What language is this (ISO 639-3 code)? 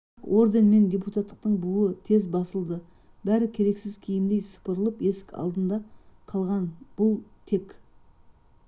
kaz